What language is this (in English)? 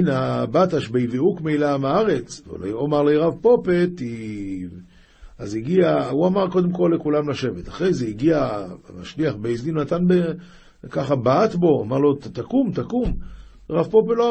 Hebrew